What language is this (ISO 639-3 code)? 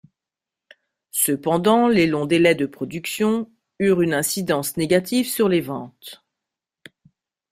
fra